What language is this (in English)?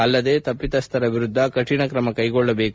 Kannada